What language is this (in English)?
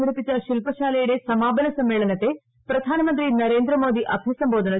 Malayalam